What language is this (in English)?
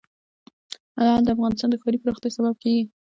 Pashto